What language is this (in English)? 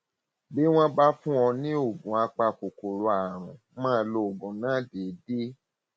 Yoruba